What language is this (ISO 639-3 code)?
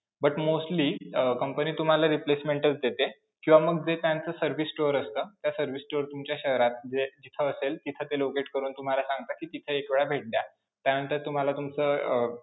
mar